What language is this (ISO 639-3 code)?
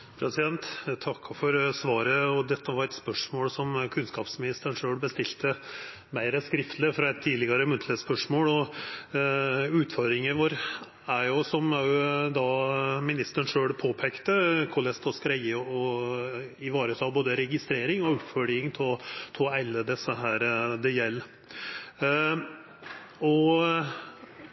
nno